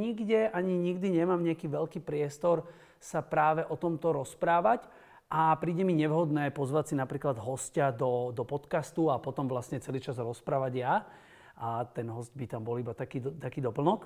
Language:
Slovak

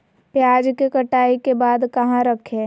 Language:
Magahi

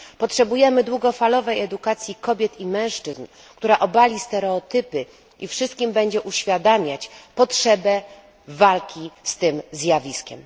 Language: Polish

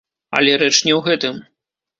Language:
Belarusian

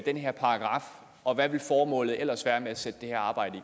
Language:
Danish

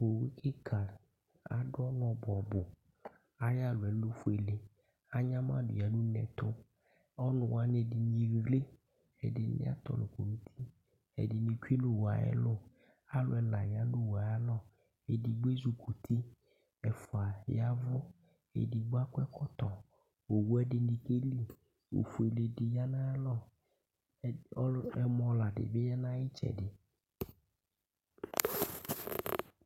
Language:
Ikposo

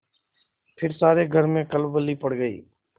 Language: Hindi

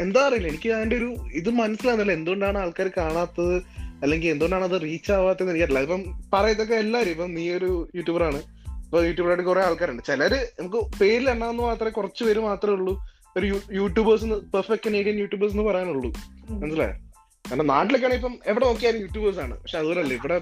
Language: Malayalam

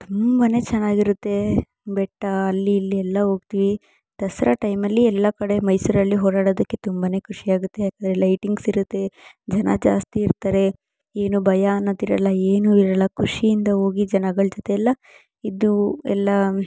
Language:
Kannada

